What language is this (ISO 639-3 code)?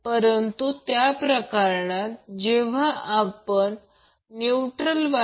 mar